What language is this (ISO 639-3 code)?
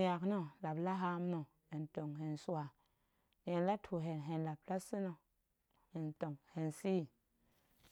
ank